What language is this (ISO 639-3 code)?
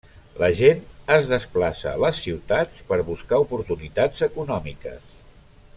cat